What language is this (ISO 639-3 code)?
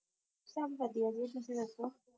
pan